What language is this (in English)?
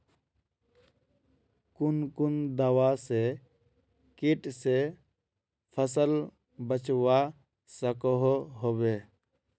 Magahi